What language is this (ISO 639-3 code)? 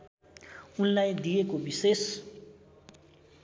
nep